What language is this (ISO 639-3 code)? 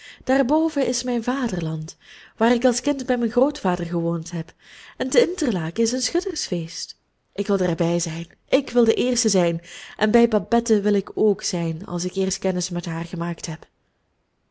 nld